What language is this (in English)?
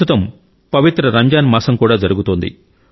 Telugu